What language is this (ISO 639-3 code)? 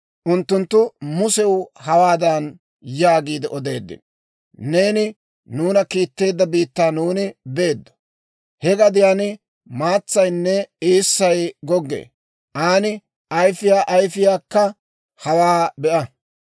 dwr